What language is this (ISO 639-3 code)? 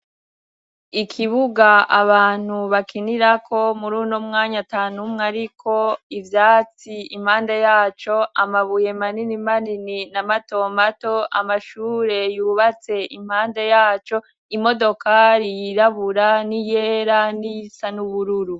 run